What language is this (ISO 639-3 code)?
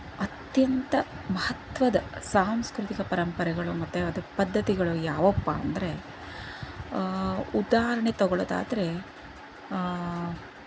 kan